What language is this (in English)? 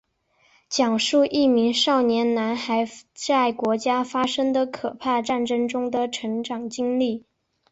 Chinese